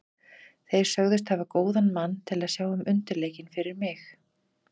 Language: Icelandic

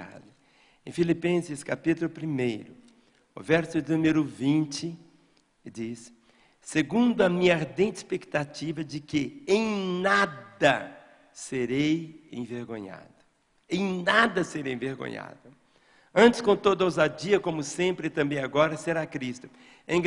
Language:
Portuguese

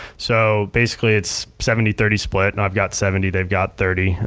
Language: English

